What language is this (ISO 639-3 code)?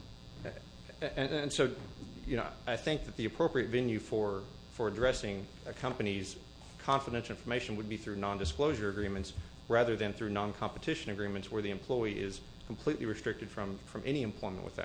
eng